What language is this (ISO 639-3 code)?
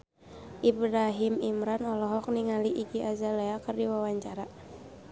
sun